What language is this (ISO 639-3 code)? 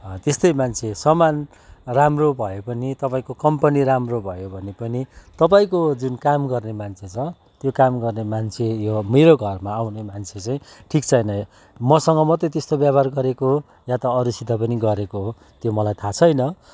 nep